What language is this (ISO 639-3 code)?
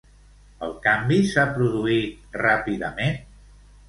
cat